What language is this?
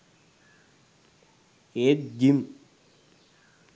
Sinhala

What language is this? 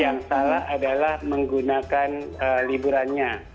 Indonesian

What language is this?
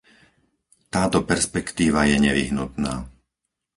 Slovak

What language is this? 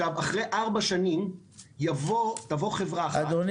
Hebrew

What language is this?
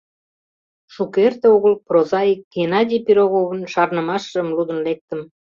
Mari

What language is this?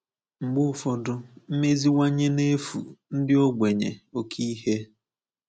Igbo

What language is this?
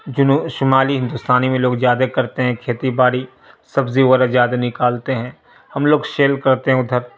Urdu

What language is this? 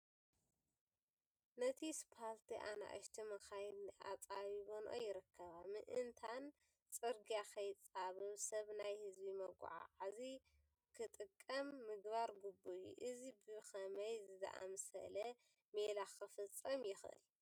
Tigrinya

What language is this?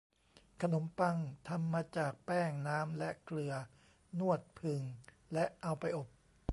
Thai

